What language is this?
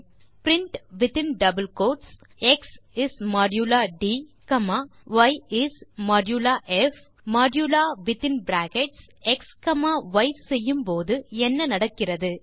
Tamil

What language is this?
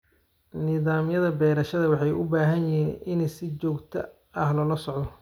Somali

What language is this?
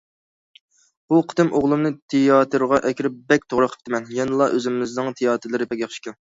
Uyghur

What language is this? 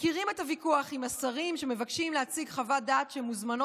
Hebrew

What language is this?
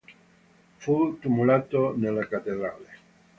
Italian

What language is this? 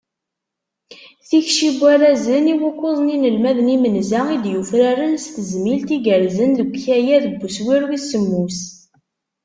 Kabyle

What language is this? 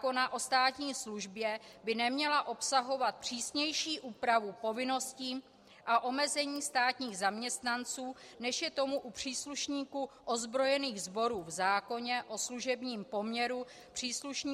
Czech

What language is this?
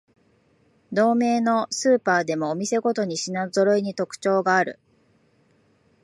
Japanese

